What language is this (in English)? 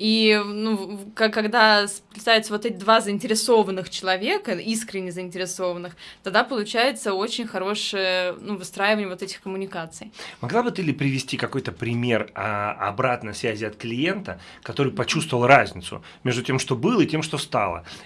Russian